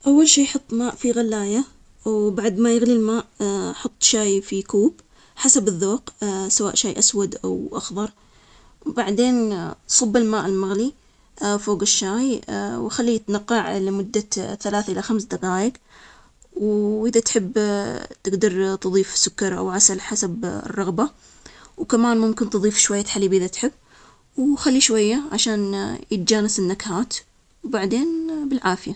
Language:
Omani Arabic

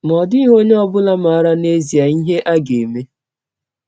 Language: Igbo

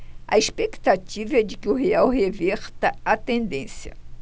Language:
Portuguese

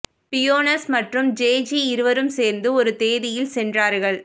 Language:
Tamil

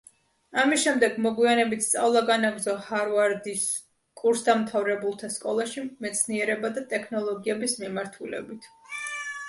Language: Georgian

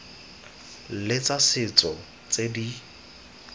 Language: Tswana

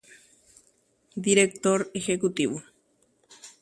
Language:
Guarani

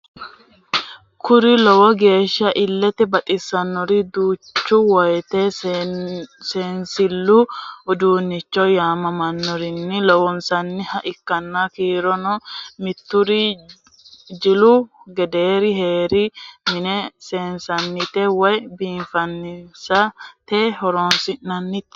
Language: Sidamo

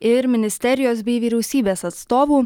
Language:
Lithuanian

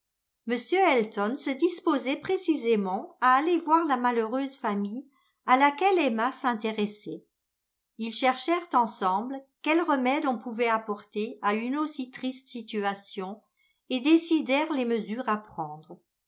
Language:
French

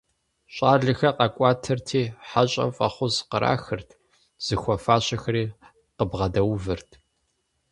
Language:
Kabardian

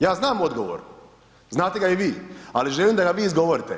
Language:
Croatian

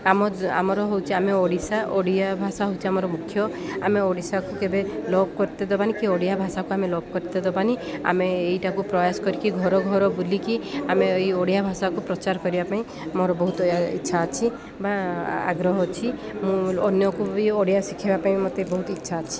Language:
Odia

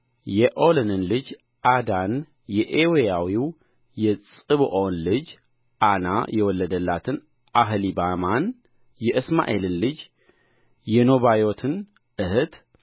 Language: Amharic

